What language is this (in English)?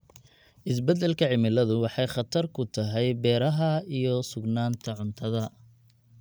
Somali